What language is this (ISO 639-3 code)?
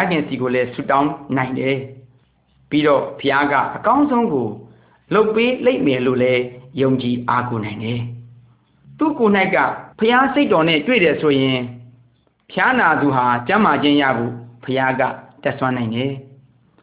msa